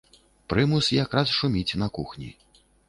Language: Belarusian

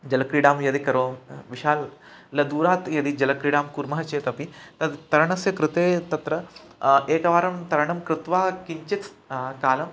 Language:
Sanskrit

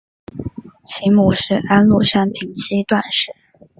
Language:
Chinese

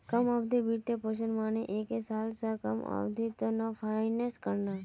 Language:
Magahi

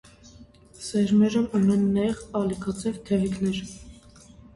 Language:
Armenian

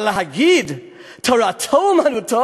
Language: Hebrew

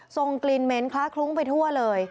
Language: Thai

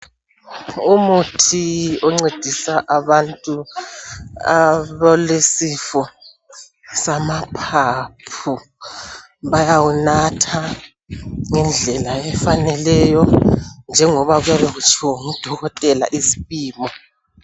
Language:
North Ndebele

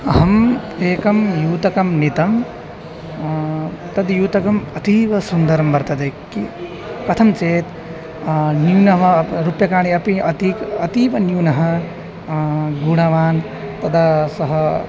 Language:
Sanskrit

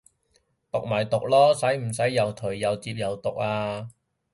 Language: Cantonese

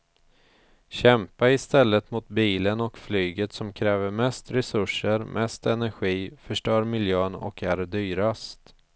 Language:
Swedish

